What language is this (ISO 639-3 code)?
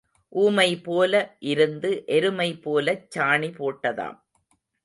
tam